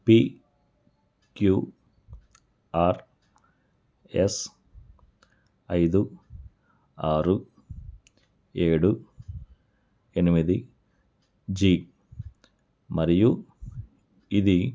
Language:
Telugu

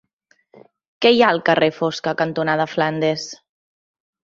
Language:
Catalan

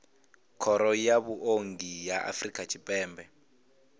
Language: Venda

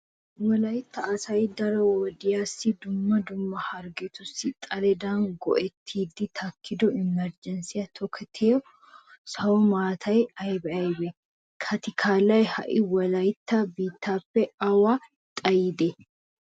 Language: Wolaytta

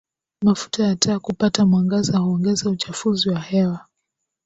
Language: Swahili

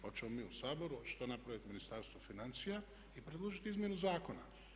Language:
Croatian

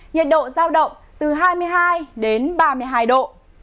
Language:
Vietnamese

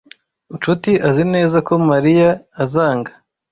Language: Kinyarwanda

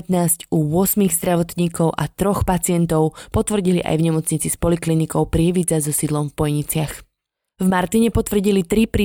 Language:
Slovak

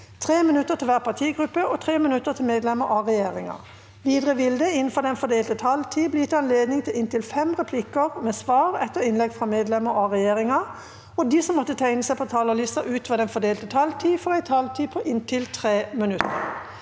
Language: Norwegian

